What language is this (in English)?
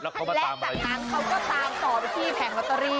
Thai